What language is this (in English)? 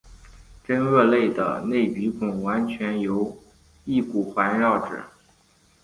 Chinese